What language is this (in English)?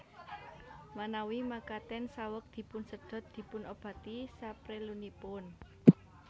Javanese